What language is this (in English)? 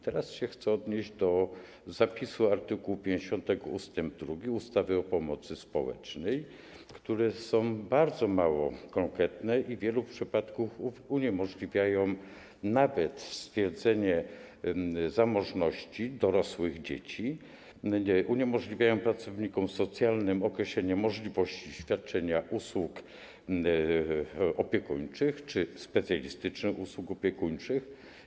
Polish